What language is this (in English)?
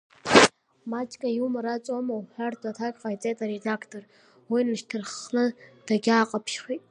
Abkhazian